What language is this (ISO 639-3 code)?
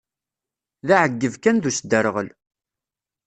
kab